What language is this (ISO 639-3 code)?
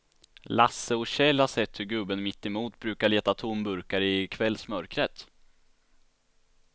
swe